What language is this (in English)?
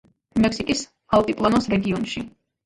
Georgian